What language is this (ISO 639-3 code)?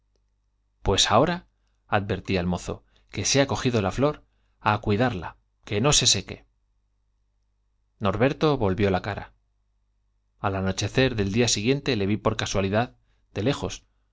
spa